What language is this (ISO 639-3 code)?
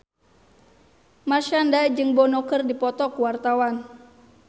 sun